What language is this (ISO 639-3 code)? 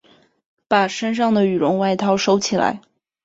zho